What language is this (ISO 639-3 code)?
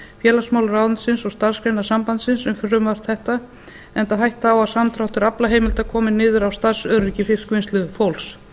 isl